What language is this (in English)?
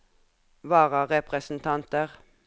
Norwegian